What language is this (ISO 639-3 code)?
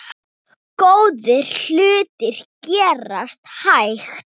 isl